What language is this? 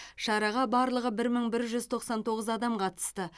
Kazakh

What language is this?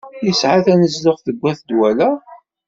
Kabyle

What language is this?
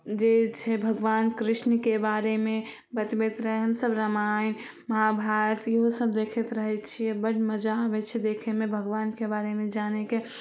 Maithili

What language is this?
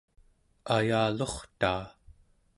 Central Yupik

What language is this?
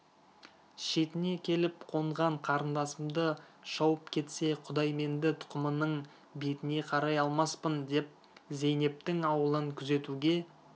Kazakh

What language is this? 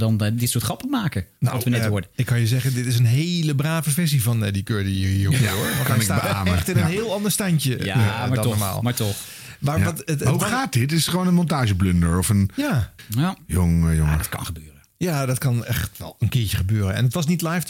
Dutch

